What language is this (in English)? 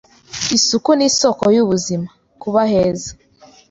Kinyarwanda